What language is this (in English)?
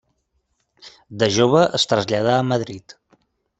Catalan